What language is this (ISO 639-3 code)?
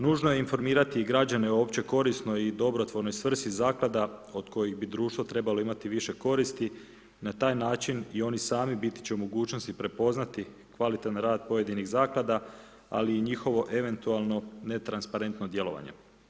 hrv